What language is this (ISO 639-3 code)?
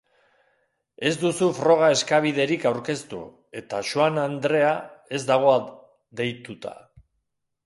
eus